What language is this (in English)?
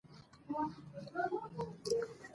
Pashto